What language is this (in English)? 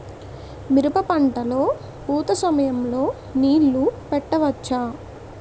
Telugu